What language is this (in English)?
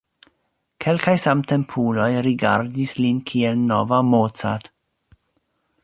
Esperanto